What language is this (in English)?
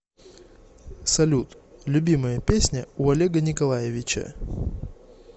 Russian